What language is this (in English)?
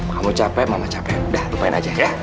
Indonesian